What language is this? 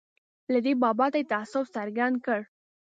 Pashto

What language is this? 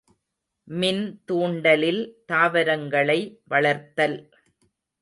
Tamil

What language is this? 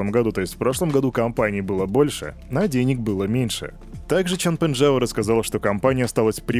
Russian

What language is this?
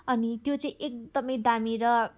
Nepali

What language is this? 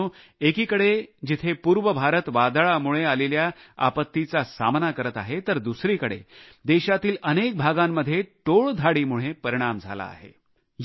Marathi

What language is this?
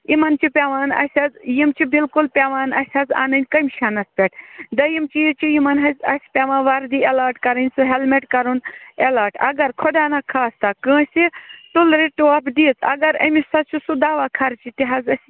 Kashmiri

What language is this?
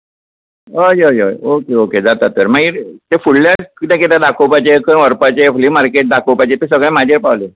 Konkani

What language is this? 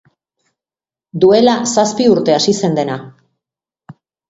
Basque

